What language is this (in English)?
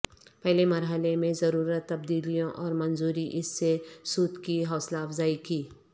Urdu